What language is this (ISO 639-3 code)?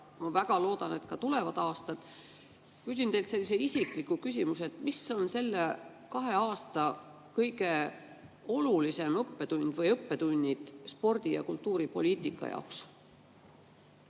est